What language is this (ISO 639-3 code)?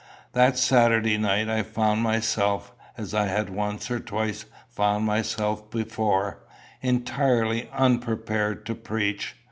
eng